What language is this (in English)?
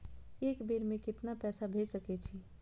Maithili